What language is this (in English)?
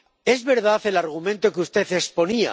Spanish